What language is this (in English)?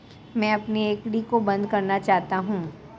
Hindi